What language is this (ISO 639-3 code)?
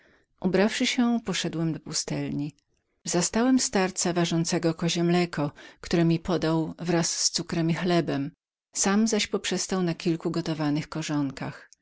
pol